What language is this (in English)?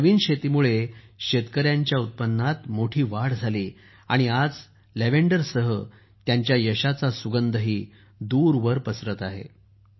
Marathi